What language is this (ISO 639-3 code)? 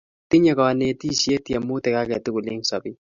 kln